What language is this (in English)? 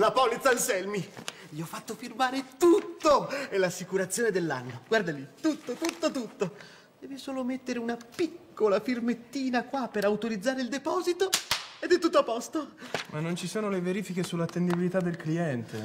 Italian